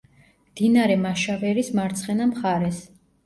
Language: Georgian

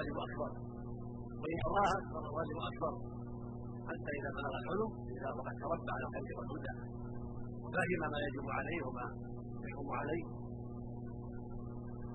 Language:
Arabic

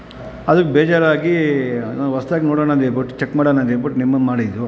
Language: Kannada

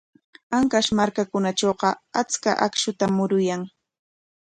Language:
Corongo Ancash Quechua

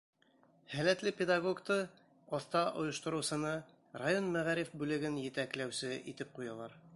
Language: Bashkir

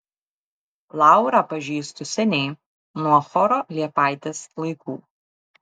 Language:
Lithuanian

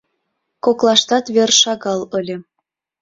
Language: Mari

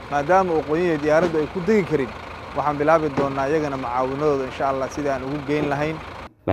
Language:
Arabic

